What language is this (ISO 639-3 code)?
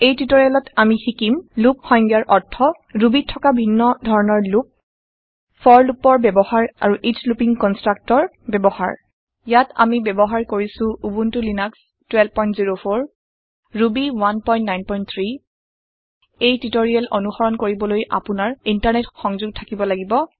asm